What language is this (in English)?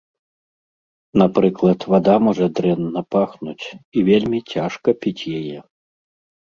Belarusian